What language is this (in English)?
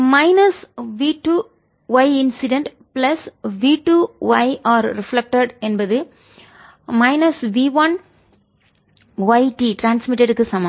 Tamil